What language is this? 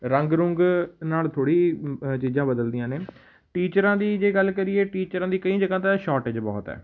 Punjabi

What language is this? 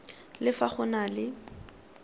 Tswana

